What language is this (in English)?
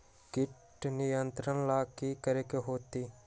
Magahi